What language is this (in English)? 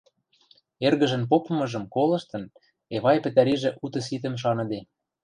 Western Mari